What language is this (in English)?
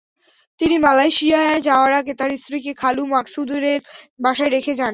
Bangla